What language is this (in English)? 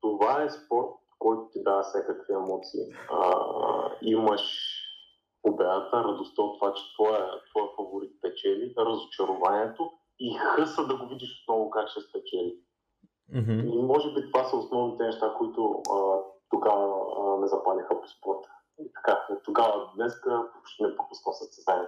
Bulgarian